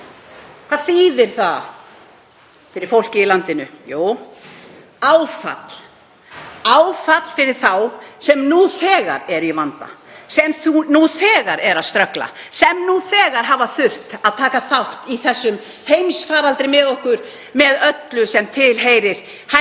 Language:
Icelandic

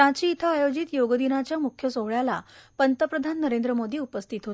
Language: Marathi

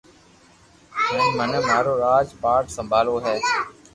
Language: Loarki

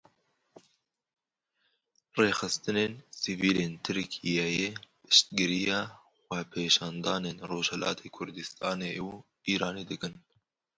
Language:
Kurdish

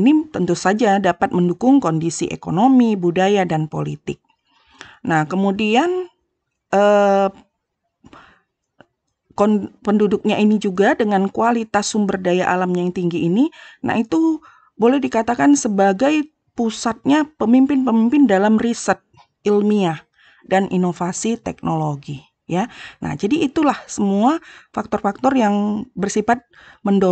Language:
Indonesian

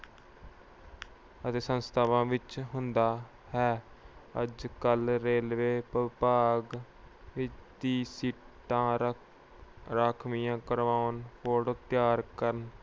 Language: Punjabi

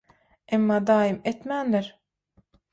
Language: Turkmen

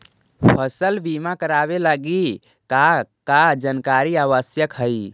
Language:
Magahi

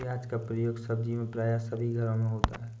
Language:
Hindi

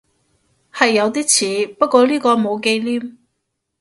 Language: Cantonese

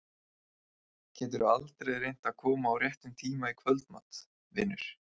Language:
Icelandic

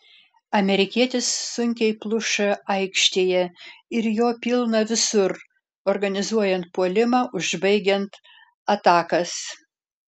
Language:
Lithuanian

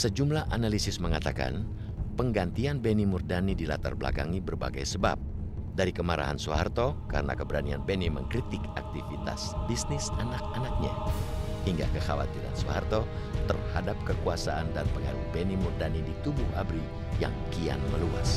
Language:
Indonesian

